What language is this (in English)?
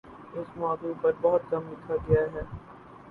Urdu